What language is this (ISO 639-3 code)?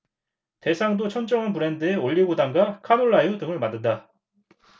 kor